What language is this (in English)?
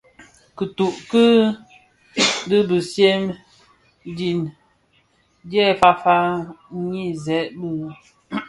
Bafia